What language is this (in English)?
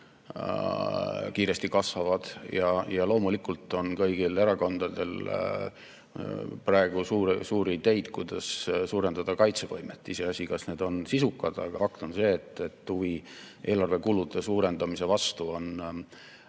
Estonian